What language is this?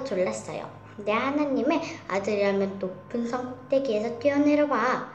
Korean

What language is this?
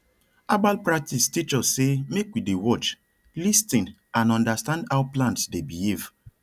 Nigerian Pidgin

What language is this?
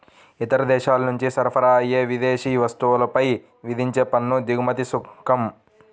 Telugu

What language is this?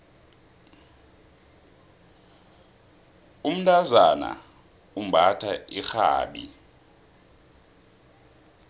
South Ndebele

